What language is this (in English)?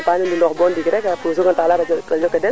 Serer